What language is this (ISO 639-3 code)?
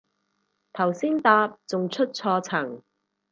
yue